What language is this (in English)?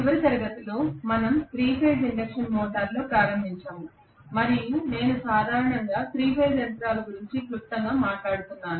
Telugu